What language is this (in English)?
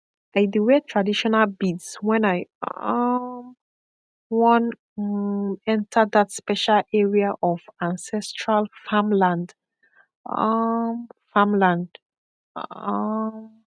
Nigerian Pidgin